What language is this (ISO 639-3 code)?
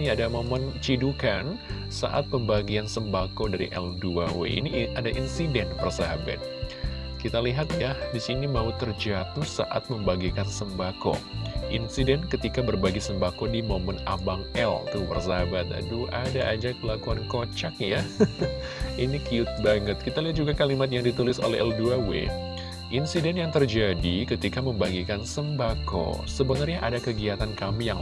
ind